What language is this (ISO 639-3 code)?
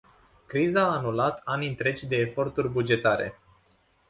ron